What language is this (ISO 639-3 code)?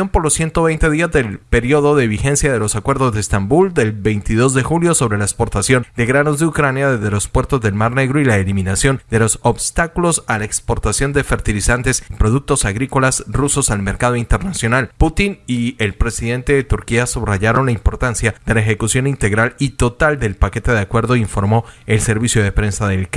spa